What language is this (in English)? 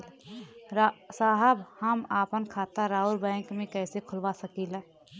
Bhojpuri